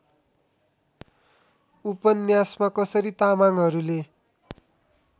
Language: Nepali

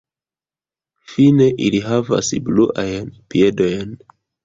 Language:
Esperanto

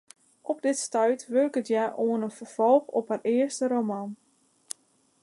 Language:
Western Frisian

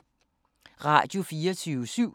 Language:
Danish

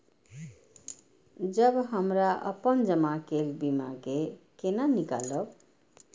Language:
Maithili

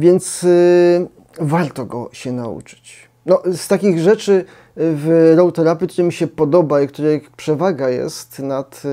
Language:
Polish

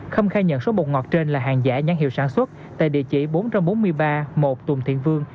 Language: Vietnamese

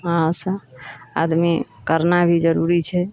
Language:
Maithili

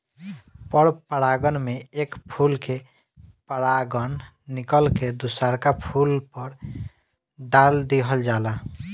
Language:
Bhojpuri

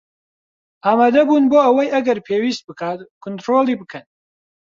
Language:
Central Kurdish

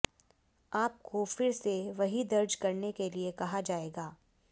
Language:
Hindi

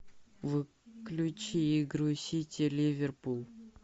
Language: Russian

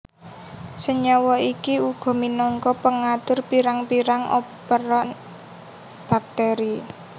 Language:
Javanese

